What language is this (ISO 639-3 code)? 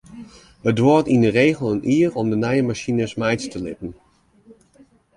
fry